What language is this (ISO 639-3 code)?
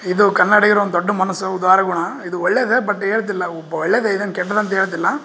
kan